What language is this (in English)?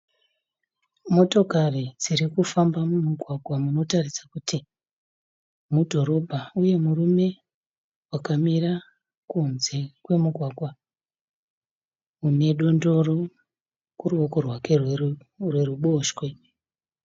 Shona